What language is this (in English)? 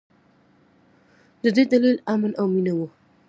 Pashto